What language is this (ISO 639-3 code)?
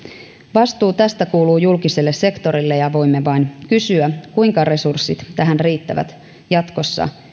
fin